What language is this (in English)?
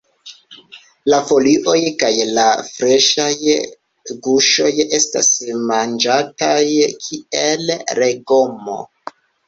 Esperanto